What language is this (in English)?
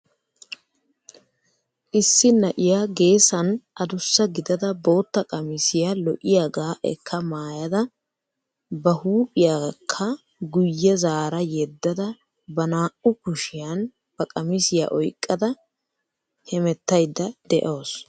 Wolaytta